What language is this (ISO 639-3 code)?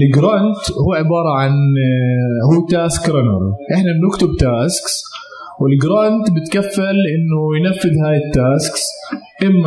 ara